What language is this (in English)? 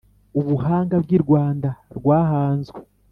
Kinyarwanda